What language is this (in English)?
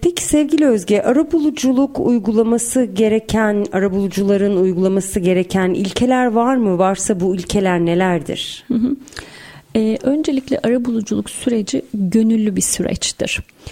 Turkish